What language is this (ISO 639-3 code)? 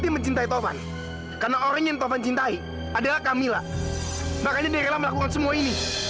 ind